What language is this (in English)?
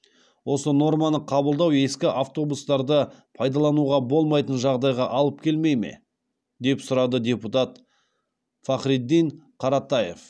Kazakh